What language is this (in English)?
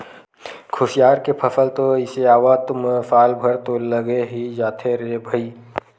Chhattisgarhi